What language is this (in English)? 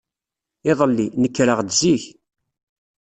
Kabyle